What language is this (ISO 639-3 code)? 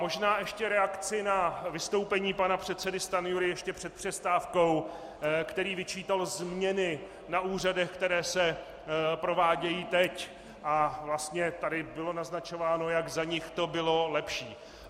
ces